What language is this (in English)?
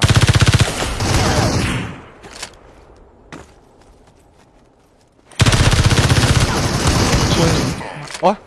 Vietnamese